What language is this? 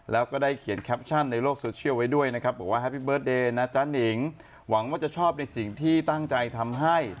Thai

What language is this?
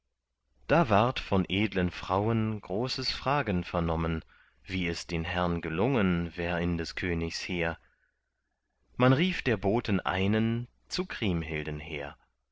German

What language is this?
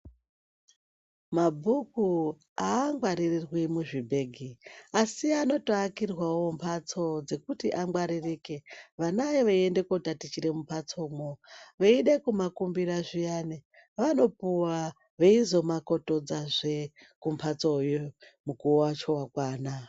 Ndau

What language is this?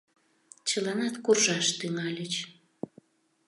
Mari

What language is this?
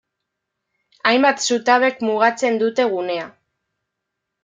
Basque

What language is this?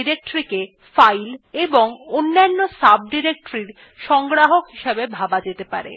Bangla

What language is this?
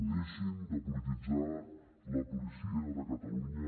Catalan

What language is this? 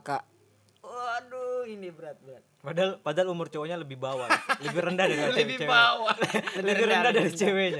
Indonesian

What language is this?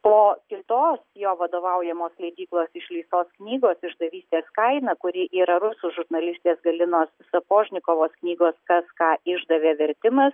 Lithuanian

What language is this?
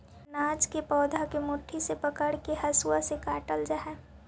Magahi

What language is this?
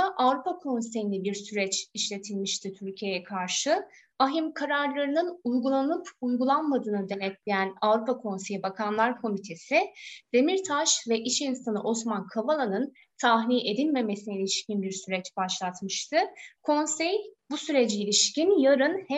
Turkish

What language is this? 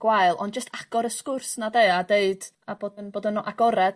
Welsh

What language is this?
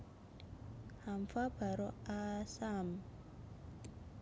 Javanese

